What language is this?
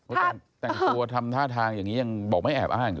Thai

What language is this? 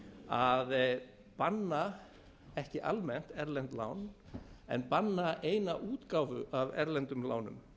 Icelandic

